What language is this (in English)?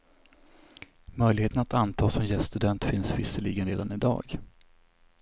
Swedish